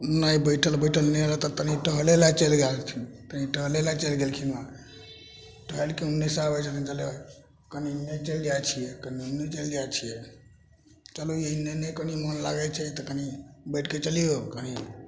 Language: Maithili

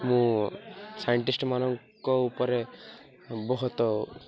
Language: Odia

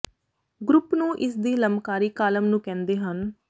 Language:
Punjabi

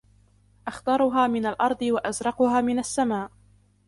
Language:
Arabic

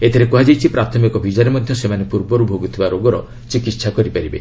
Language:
Odia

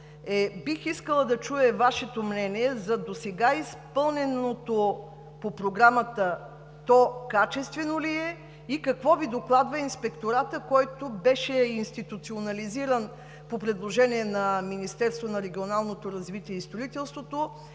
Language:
Bulgarian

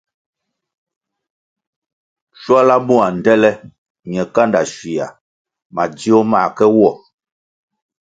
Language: Kwasio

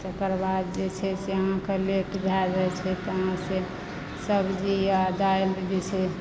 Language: Maithili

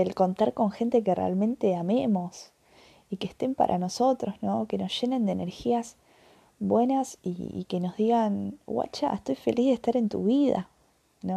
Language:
Spanish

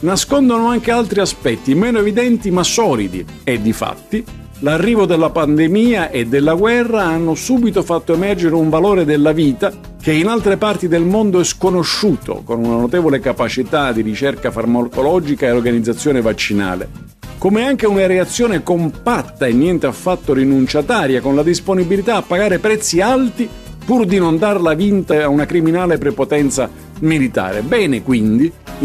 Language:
Italian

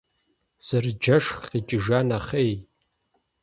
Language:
Kabardian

